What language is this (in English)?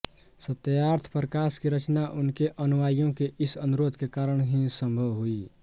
Hindi